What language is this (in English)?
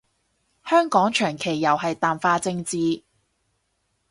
Cantonese